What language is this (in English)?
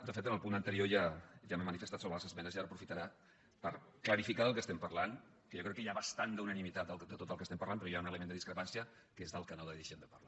Catalan